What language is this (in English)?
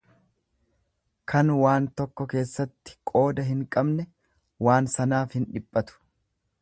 Oromo